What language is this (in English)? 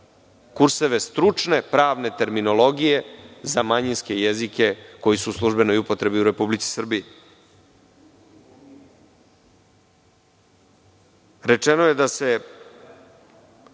Serbian